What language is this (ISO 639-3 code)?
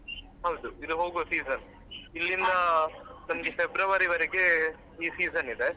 kan